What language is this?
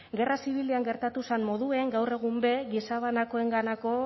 Basque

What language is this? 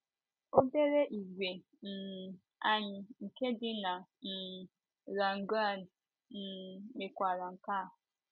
Igbo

